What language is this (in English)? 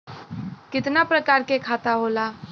Bhojpuri